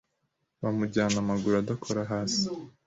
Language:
Kinyarwanda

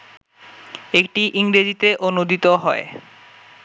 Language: Bangla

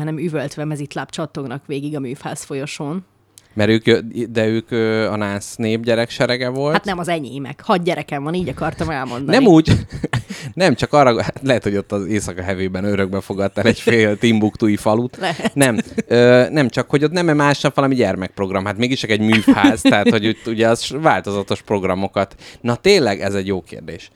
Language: Hungarian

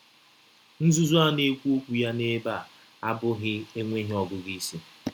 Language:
Igbo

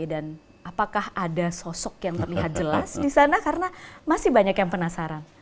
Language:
Indonesian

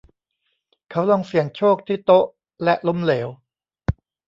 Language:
Thai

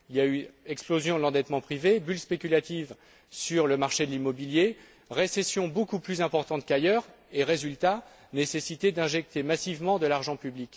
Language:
French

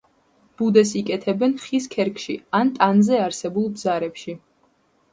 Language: Georgian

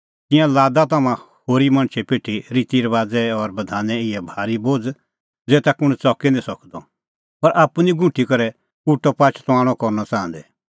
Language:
Kullu Pahari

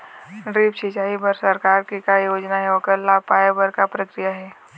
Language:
Chhattisgarhi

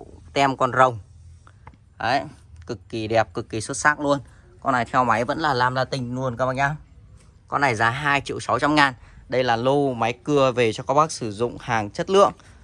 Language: Vietnamese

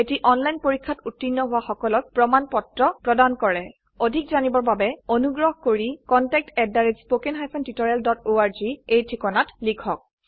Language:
Assamese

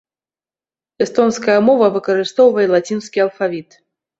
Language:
Belarusian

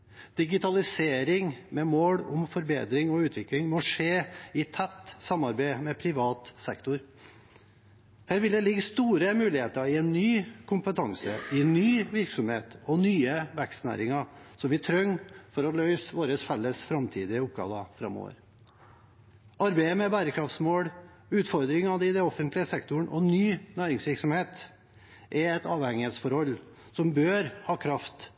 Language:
Norwegian Bokmål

